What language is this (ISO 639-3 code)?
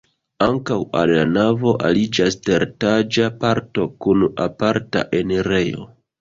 epo